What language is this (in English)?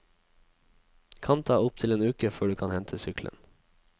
Norwegian